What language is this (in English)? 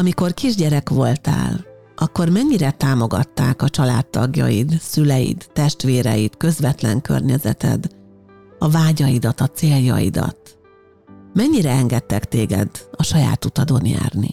Hungarian